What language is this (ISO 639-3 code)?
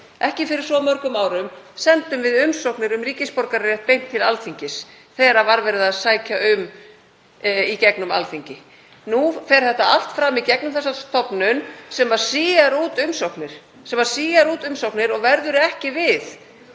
isl